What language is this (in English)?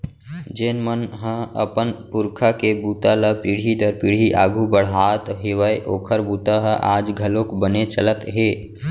Chhattisgarhi